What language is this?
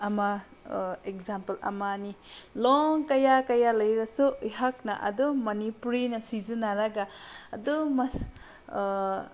Manipuri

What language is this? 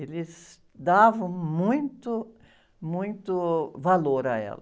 Portuguese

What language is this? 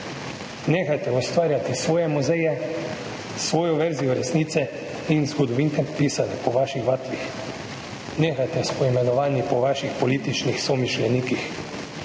Slovenian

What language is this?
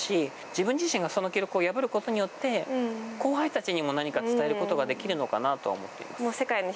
Japanese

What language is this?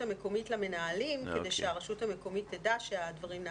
Hebrew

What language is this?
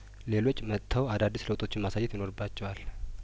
Amharic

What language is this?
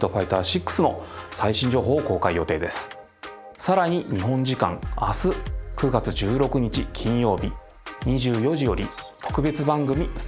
Japanese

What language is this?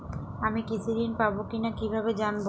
Bangla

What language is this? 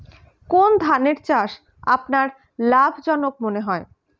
Bangla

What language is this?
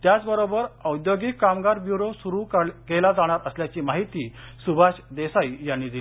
Marathi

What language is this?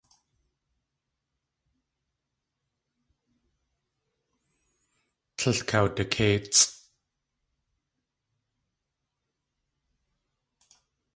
Tlingit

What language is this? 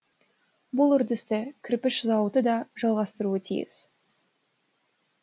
Kazakh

